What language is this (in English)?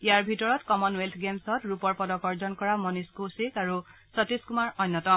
Assamese